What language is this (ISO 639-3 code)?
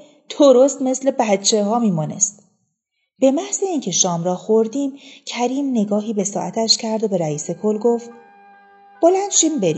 fas